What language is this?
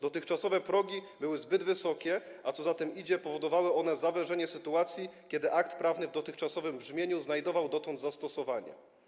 Polish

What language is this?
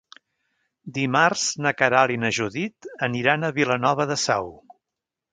Catalan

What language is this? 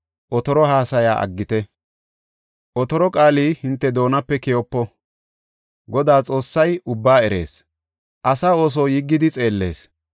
Gofa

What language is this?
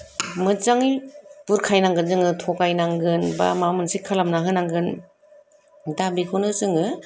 Bodo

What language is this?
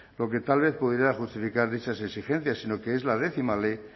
Spanish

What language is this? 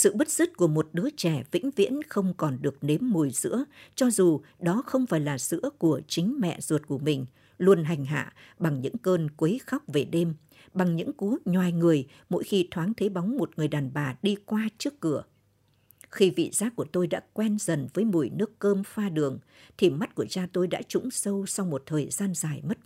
Vietnamese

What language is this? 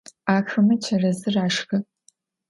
Adyghe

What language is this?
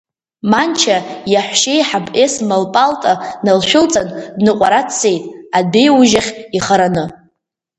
Abkhazian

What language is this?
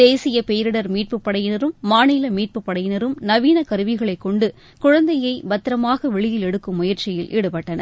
Tamil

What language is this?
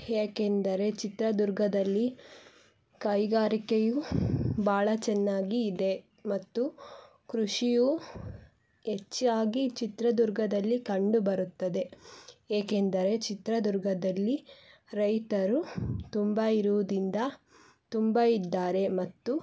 Kannada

